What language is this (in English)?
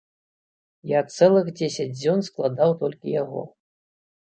Belarusian